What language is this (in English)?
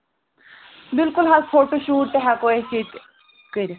Kashmiri